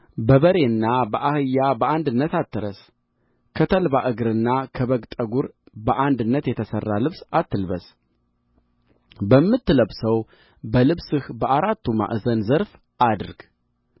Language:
Amharic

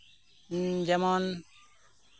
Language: Santali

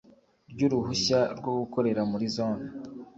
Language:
Kinyarwanda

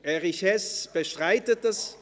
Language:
Swiss German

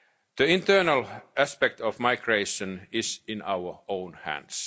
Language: English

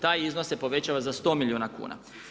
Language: Croatian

